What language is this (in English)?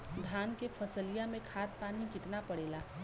Bhojpuri